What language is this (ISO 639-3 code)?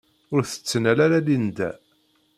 kab